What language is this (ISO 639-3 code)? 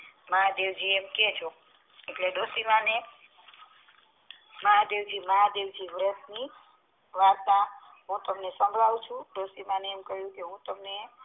guj